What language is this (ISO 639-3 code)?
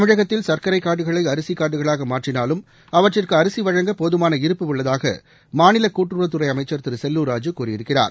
tam